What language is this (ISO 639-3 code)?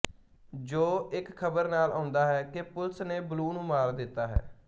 pan